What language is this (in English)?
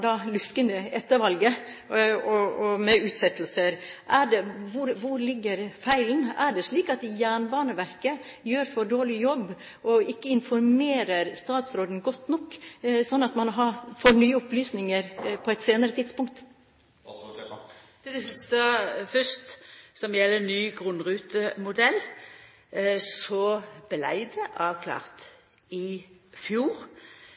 Norwegian